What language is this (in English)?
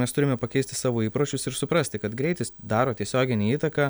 Lithuanian